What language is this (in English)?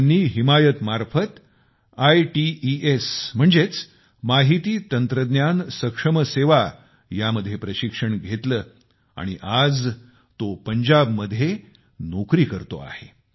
Marathi